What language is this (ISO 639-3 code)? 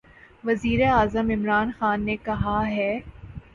urd